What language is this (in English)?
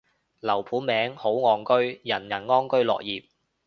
Cantonese